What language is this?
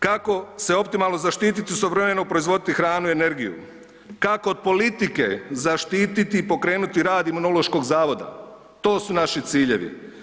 Croatian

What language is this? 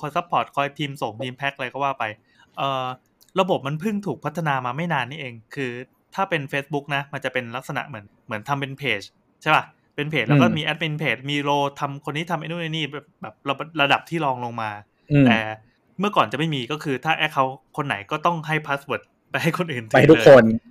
Thai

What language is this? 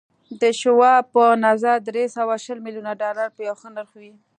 Pashto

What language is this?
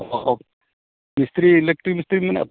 Santali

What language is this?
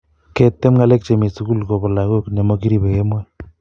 Kalenjin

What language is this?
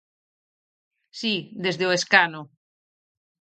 Galician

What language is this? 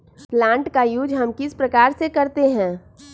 Magahi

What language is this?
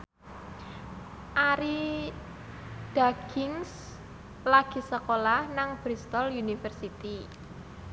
Javanese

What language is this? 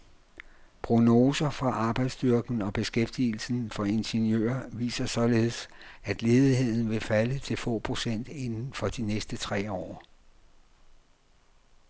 Danish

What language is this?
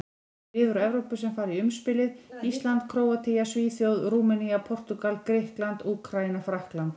Icelandic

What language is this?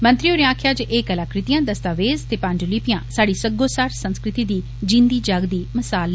Dogri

